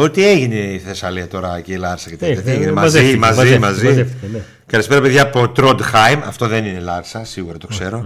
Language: Greek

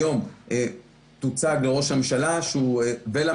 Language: Hebrew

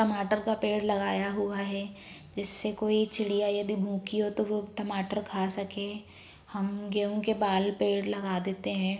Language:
Hindi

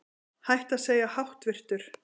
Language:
Icelandic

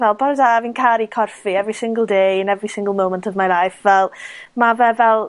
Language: Welsh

